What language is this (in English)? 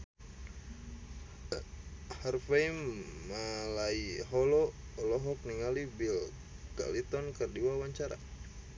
Sundanese